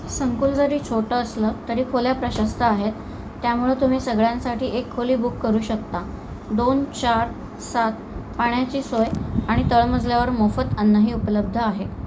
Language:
Marathi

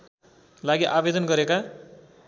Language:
Nepali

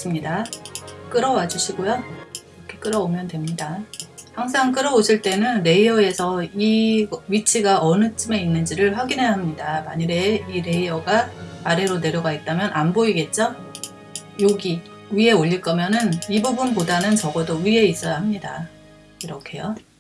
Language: Korean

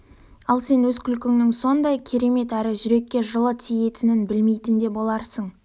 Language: Kazakh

